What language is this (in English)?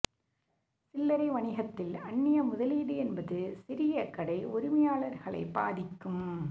Tamil